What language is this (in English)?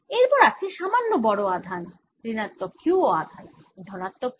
Bangla